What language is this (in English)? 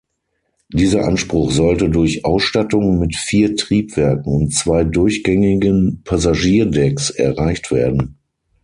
German